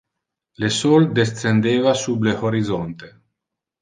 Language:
Interlingua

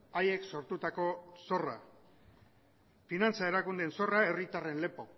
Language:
Basque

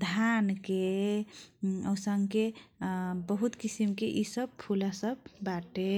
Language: Kochila Tharu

